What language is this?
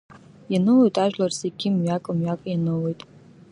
Abkhazian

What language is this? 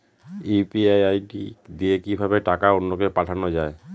Bangla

